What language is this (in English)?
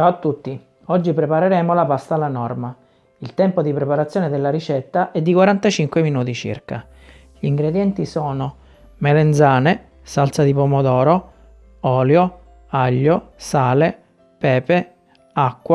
Italian